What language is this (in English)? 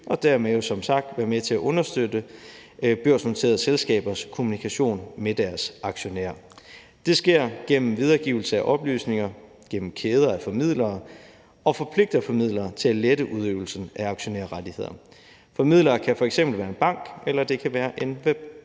Danish